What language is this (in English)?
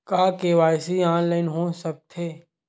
Chhattisgarhi